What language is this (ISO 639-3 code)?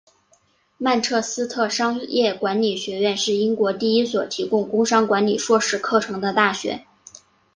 zho